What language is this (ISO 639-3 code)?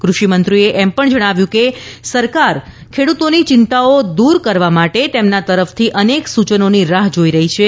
guj